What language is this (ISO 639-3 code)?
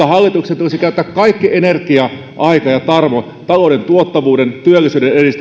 fin